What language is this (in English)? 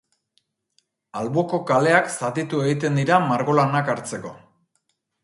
Basque